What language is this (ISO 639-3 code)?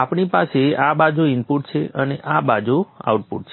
guj